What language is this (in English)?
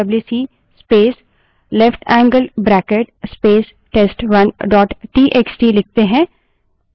Hindi